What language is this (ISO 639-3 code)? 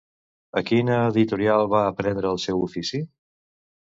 cat